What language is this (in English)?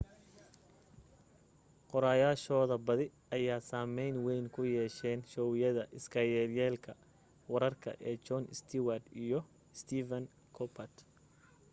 Somali